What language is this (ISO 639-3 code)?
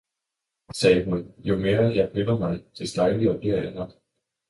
dan